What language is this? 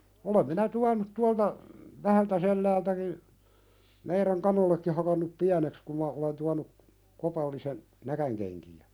Finnish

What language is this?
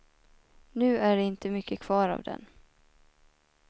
Swedish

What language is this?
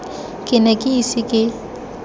Tswana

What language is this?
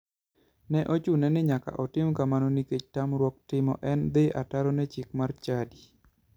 Luo (Kenya and Tanzania)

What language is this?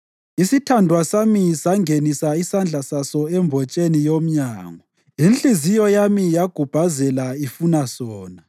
North Ndebele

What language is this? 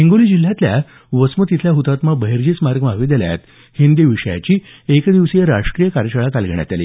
Marathi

